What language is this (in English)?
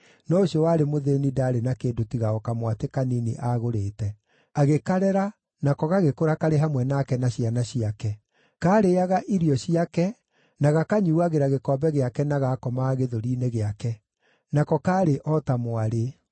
Kikuyu